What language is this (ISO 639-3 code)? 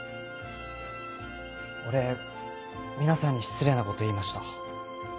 jpn